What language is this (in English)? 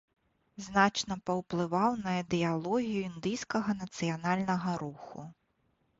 Belarusian